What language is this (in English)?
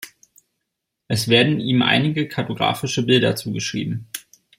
German